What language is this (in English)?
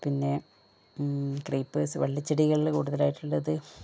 Malayalam